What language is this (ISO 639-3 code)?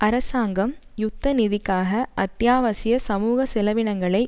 tam